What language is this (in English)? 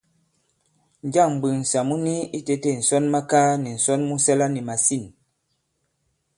Bankon